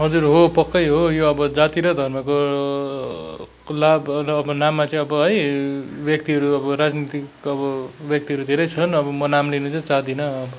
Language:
Nepali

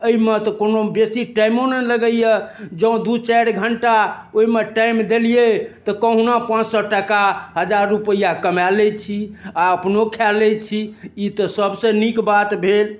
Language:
Maithili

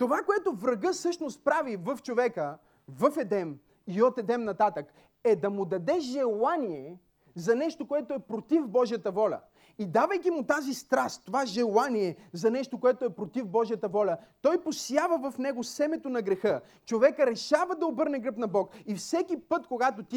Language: Bulgarian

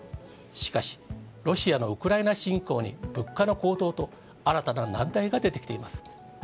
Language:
Japanese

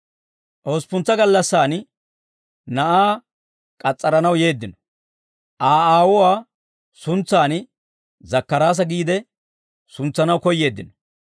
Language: Dawro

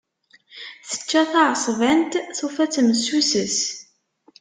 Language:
Kabyle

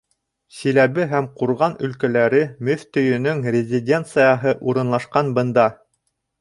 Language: Bashkir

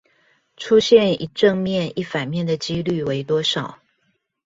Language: Chinese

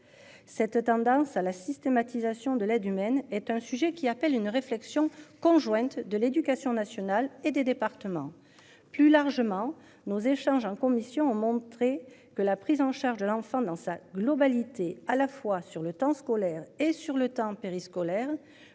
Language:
French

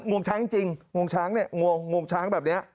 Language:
Thai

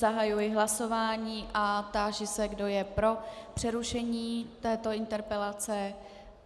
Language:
Czech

